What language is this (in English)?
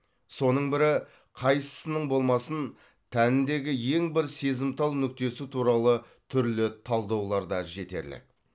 Kazakh